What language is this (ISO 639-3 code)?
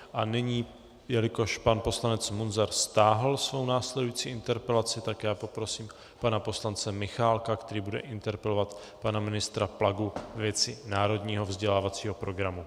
ces